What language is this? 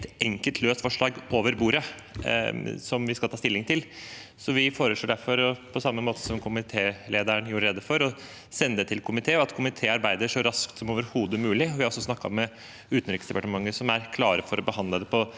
Norwegian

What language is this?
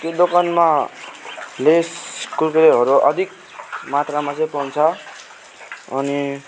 Nepali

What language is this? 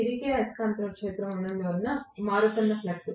Telugu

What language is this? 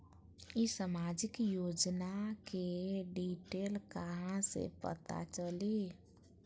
Magahi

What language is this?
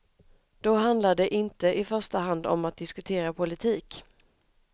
Swedish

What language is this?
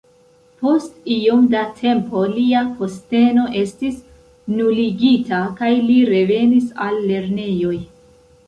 Esperanto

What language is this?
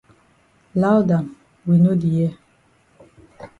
Cameroon Pidgin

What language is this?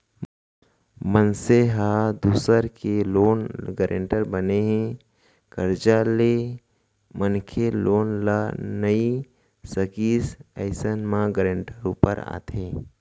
Chhattisgarhi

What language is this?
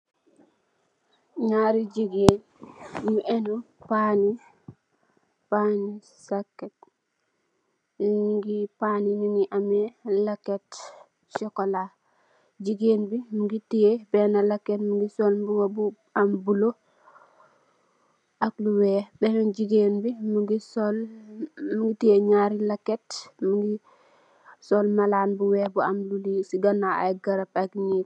Wolof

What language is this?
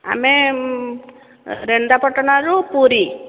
Odia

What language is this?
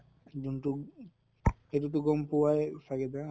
Assamese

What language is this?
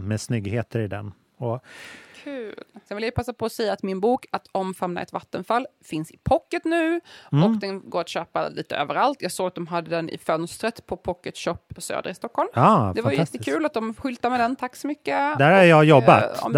Swedish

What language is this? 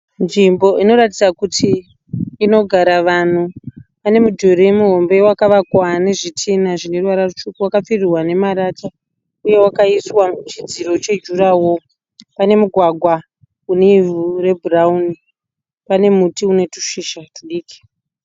Shona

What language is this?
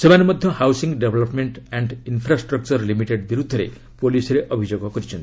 Odia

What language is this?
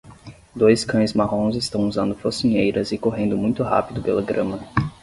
Portuguese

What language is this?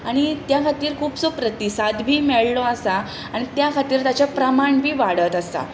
Konkani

